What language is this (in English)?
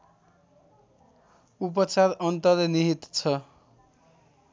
Nepali